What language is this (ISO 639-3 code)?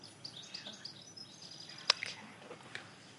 cym